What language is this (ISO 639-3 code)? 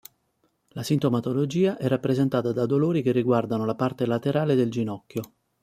ita